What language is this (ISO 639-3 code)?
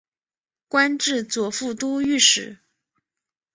zho